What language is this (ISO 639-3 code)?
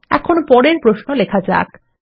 ben